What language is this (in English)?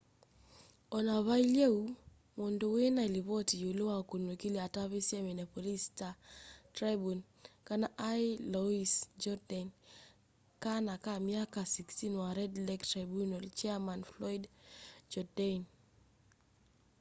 Kamba